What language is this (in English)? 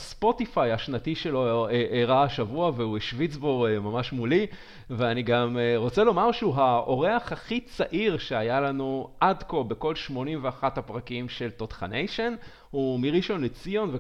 Hebrew